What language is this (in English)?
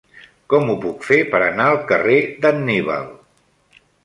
Catalan